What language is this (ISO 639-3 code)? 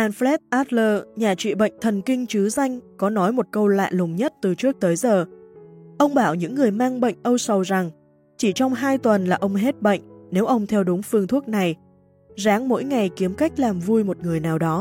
vie